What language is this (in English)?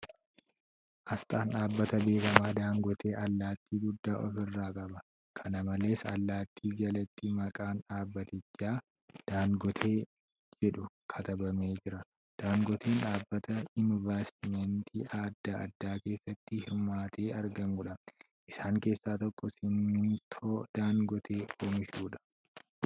Oromo